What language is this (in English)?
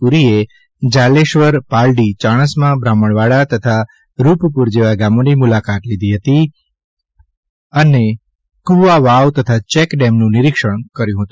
Gujarati